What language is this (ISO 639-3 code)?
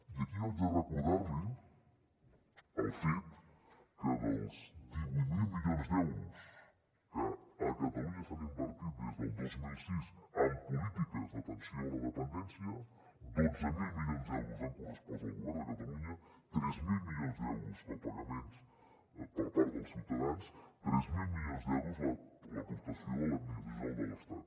cat